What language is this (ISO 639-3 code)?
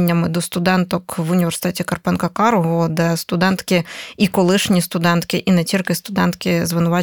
ukr